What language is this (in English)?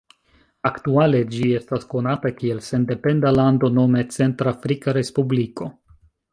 Esperanto